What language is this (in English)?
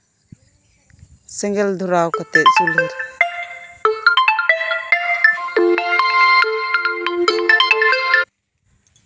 Santali